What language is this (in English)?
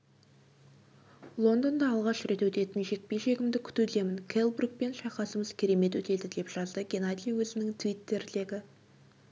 Kazakh